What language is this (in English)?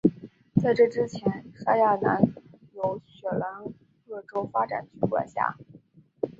Chinese